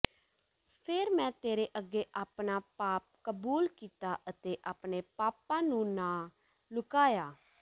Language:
Punjabi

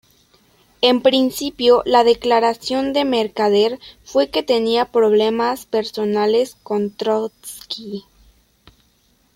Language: Spanish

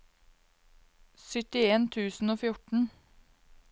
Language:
Norwegian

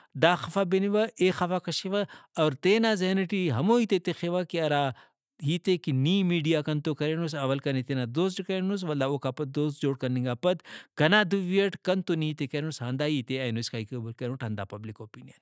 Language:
Brahui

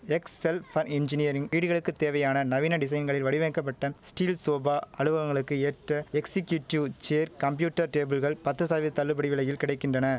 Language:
Tamil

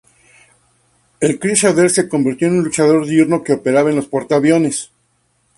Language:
Spanish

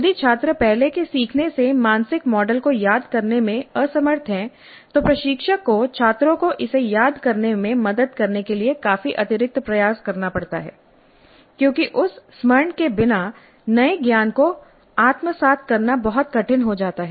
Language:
Hindi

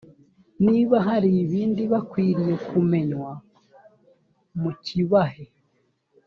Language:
Kinyarwanda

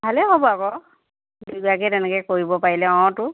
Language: Assamese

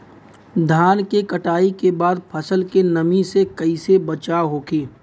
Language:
Bhojpuri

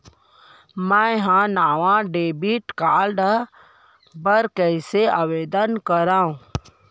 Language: Chhattisgarhi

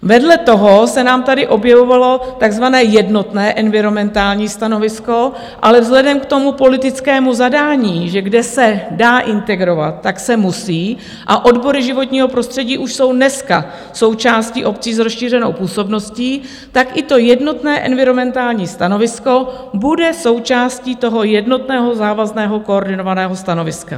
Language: Czech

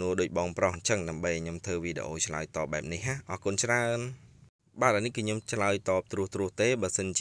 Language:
Vietnamese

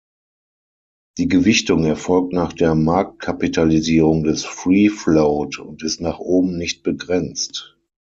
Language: German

